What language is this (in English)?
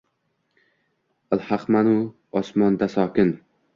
Uzbek